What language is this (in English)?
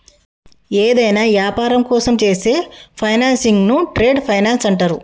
Telugu